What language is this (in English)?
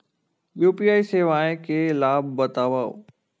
Chhattisgarhi